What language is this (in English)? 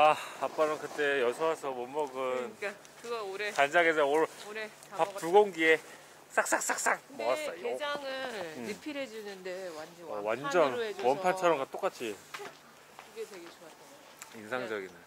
Korean